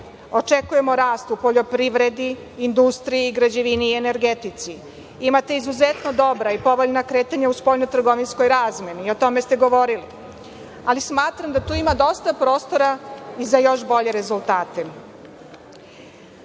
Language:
Serbian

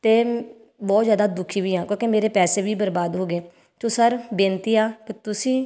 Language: Punjabi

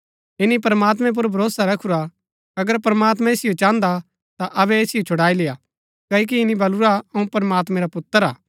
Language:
Gaddi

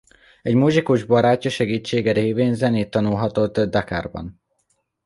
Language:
Hungarian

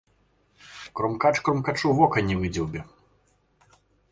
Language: Belarusian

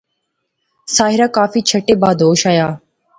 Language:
Pahari-Potwari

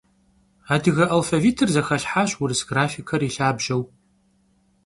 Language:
Kabardian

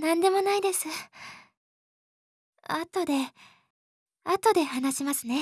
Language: Japanese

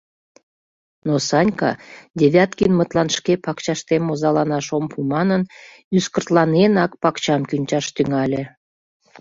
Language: Mari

